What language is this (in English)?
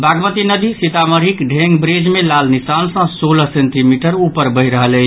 Maithili